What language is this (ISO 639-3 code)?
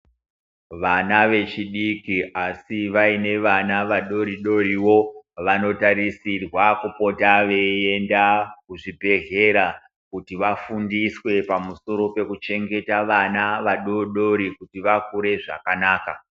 ndc